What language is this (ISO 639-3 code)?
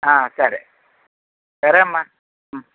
tel